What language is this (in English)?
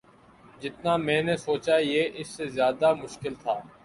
Urdu